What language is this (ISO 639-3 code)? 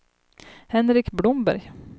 swe